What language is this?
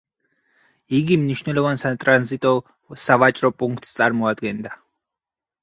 Georgian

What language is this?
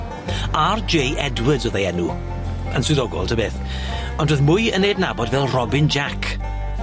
Welsh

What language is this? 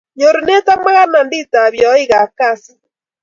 Kalenjin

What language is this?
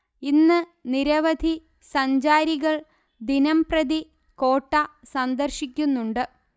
Malayalam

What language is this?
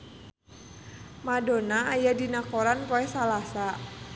Sundanese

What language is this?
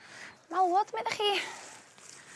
Welsh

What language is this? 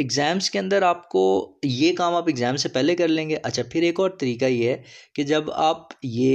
Urdu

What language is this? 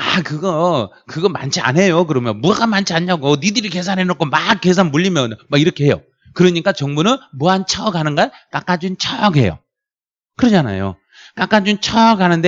Korean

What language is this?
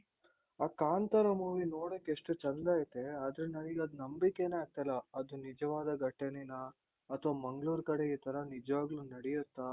Kannada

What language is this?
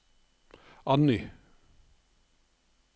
Norwegian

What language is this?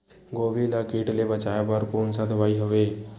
Chhattisgarhi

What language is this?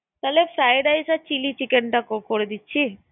Bangla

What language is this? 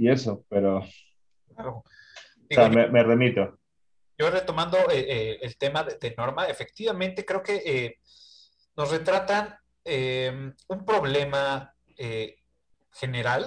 Spanish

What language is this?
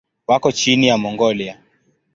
Swahili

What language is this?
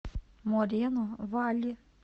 Russian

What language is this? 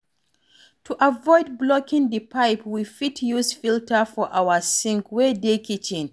Nigerian Pidgin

